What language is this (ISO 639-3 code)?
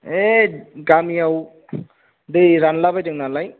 brx